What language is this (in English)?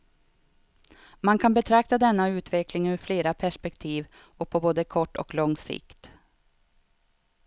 Swedish